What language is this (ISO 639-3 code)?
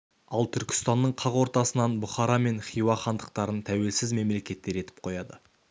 kaz